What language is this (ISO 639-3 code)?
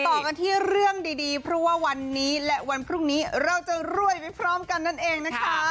tha